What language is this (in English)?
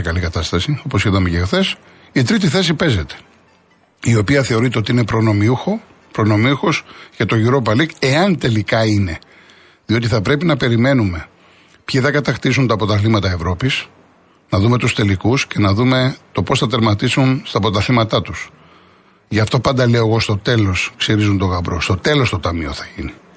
Greek